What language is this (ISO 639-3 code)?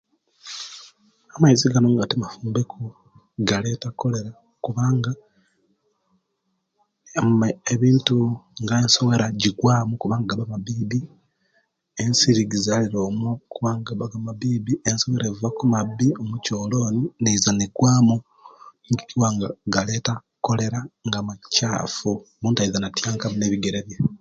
lke